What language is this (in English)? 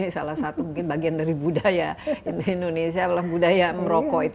Indonesian